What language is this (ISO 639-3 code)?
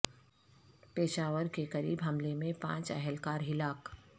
urd